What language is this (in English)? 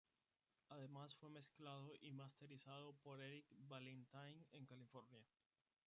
Spanish